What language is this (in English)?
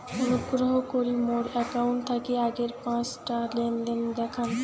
Bangla